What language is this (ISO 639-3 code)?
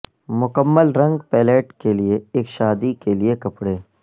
urd